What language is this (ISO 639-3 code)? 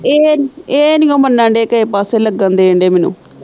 pan